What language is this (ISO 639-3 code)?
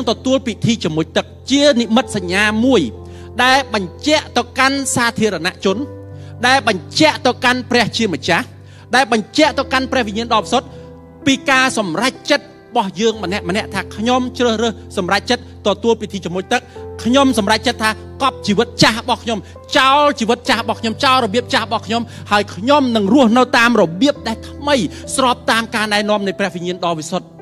tha